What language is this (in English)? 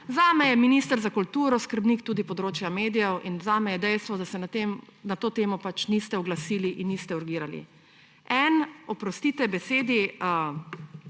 Slovenian